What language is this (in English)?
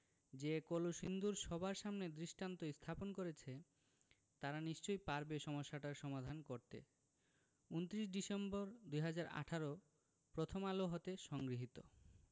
Bangla